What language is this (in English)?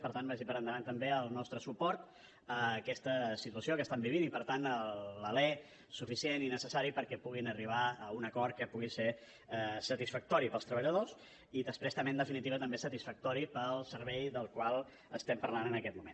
Catalan